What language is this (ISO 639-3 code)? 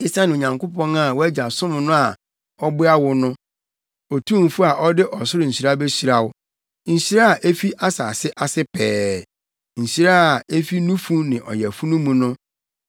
aka